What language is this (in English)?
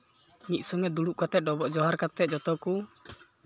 Santali